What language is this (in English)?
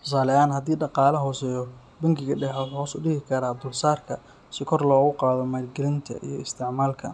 Somali